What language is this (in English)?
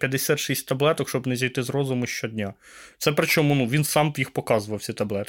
Ukrainian